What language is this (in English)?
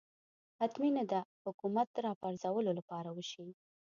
Pashto